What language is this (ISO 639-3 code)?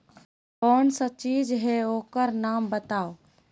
mag